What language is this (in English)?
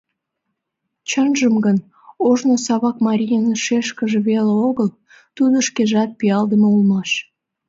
Mari